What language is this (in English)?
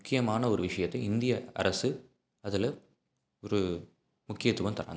Tamil